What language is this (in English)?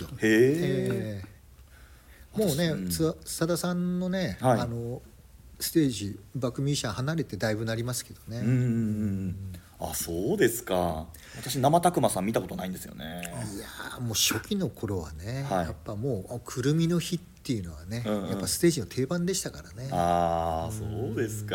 Japanese